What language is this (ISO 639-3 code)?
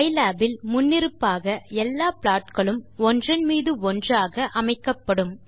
tam